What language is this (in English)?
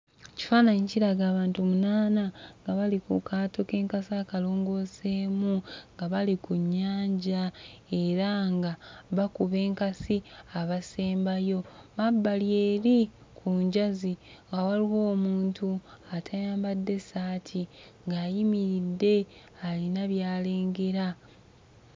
Ganda